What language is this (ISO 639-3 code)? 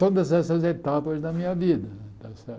por